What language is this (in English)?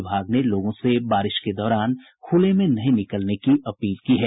Hindi